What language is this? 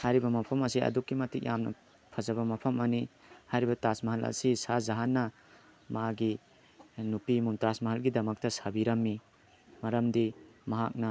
Manipuri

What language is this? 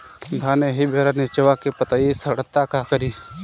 Bhojpuri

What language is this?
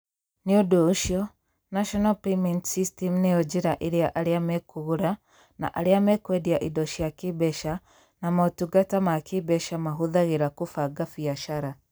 Kikuyu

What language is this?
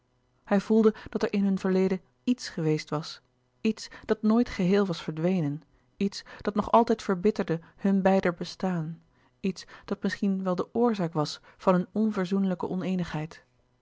Dutch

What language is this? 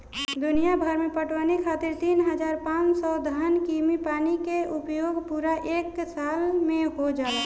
Bhojpuri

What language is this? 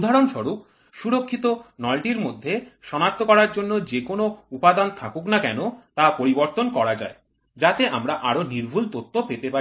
Bangla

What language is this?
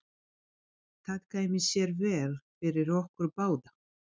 Icelandic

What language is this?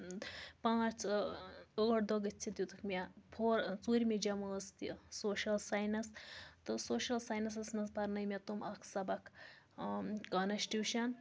Kashmiri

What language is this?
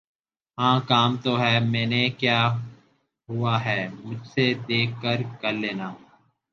Urdu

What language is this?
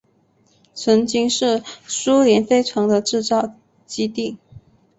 Chinese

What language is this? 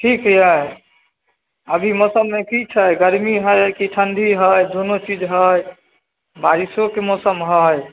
Maithili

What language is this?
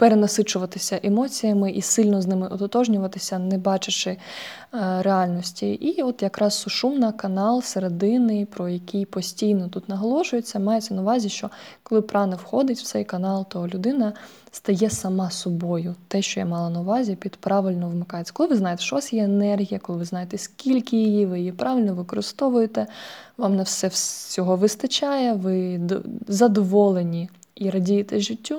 Ukrainian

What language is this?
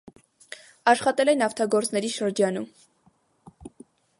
Armenian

